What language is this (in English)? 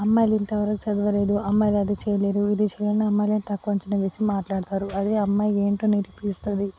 Telugu